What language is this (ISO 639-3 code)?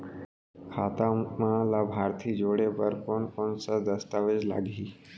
hne